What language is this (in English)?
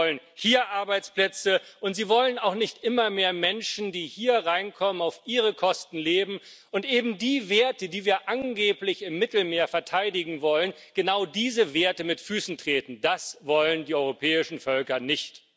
German